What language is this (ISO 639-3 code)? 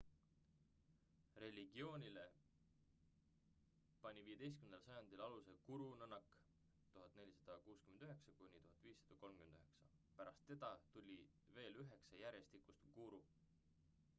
est